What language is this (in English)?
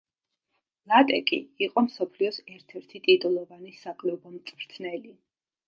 Georgian